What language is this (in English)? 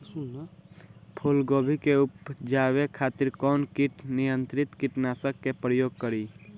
Bhojpuri